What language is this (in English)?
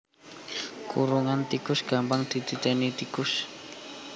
Javanese